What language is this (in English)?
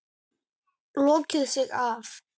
Icelandic